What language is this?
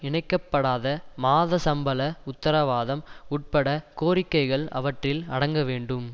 Tamil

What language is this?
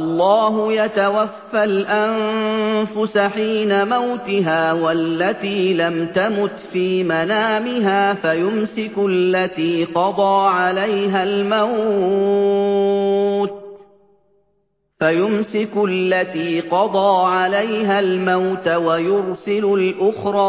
Arabic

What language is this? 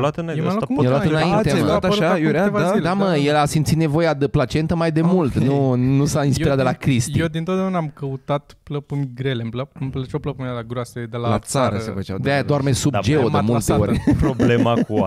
Romanian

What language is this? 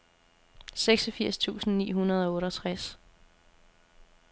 Danish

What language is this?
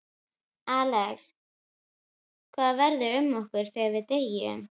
Icelandic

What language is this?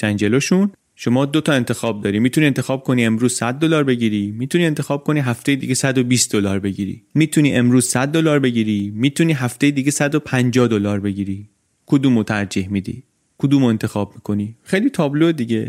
Persian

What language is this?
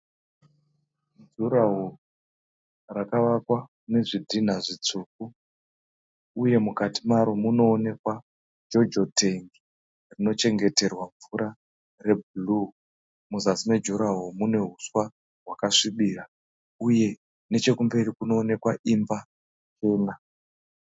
Shona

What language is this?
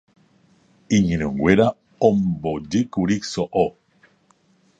Guarani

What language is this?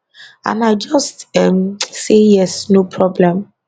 Nigerian Pidgin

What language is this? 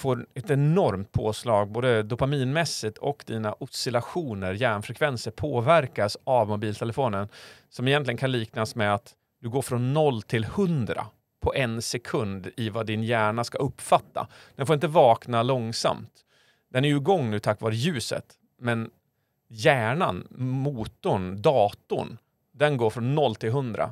Swedish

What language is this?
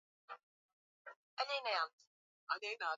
Swahili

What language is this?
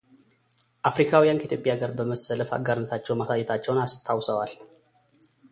Amharic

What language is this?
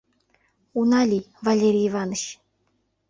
Mari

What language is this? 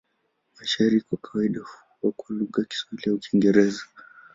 Swahili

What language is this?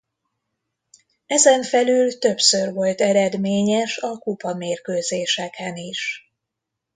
Hungarian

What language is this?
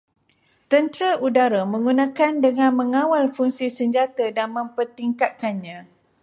Malay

